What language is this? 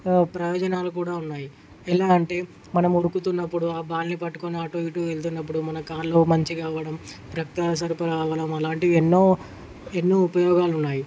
Telugu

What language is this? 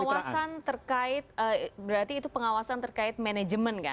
Indonesian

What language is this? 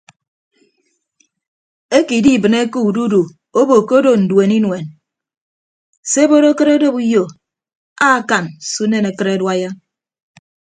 Ibibio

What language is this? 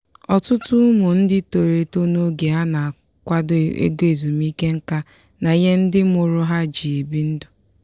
Igbo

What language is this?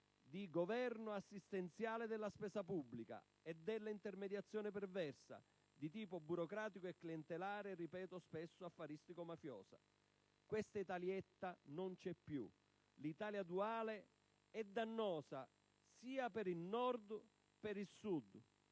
Italian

